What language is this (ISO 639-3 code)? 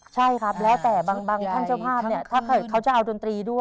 tha